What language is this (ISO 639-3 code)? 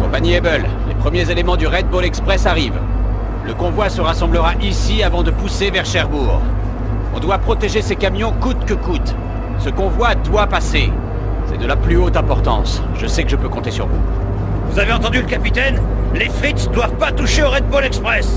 fra